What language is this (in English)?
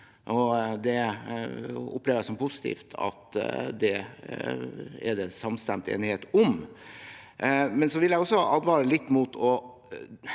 Norwegian